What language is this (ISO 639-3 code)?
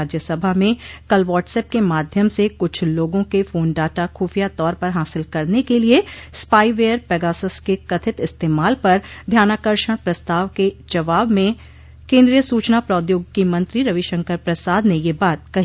hin